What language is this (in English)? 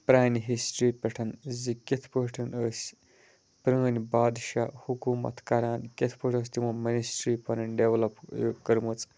Kashmiri